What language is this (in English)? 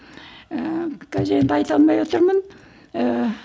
Kazakh